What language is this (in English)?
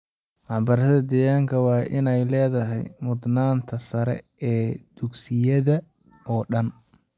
Somali